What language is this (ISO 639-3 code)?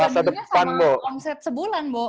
ind